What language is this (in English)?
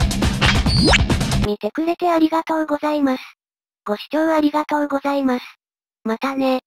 Japanese